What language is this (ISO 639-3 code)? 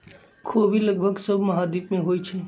mag